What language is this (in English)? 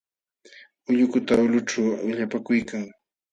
Jauja Wanca Quechua